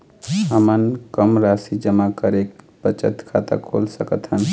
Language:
Chhattisgarhi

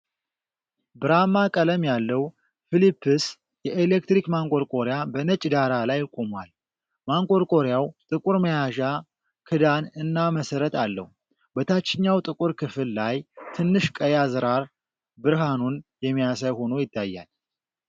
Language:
Amharic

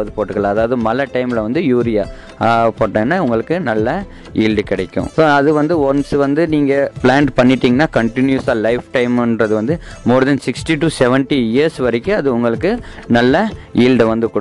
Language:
Tamil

